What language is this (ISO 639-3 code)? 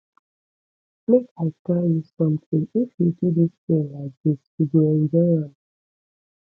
pcm